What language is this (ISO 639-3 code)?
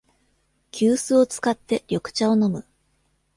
jpn